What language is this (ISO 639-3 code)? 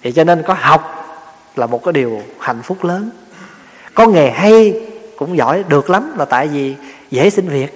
vie